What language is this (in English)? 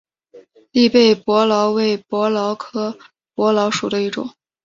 Chinese